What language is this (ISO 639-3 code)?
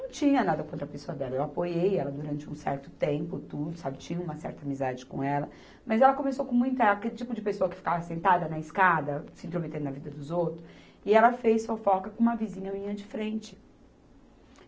por